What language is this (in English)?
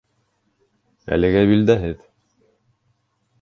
Bashkir